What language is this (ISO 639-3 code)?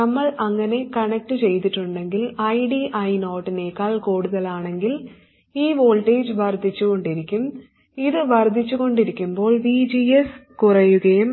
mal